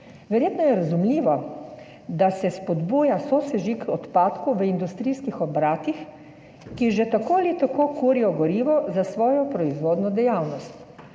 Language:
Slovenian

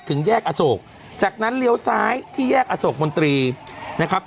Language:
Thai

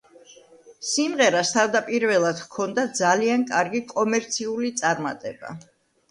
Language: Georgian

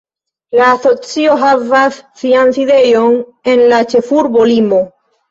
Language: Esperanto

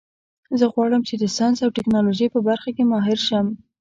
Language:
Pashto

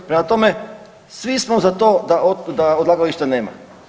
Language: Croatian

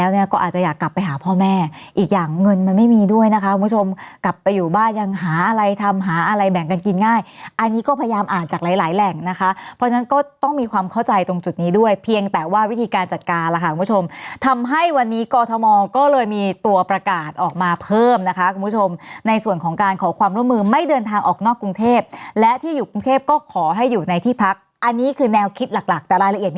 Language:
Thai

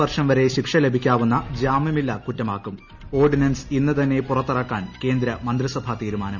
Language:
Malayalam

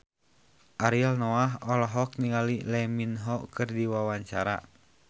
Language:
Sundanese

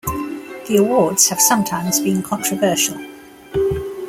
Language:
English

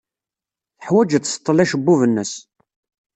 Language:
Kabyle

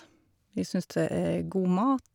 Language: Norwegian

